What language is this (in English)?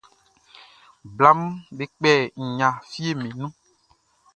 Baoulé